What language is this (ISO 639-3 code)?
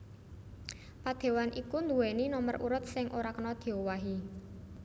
jav